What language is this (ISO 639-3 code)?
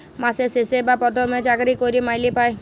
ben